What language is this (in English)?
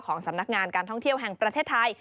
Thai